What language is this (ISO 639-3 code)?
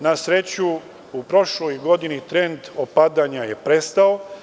srp